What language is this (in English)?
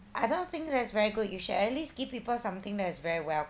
English